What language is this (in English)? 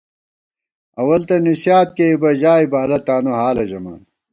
Gawar-Bati